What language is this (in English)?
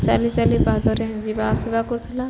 Odia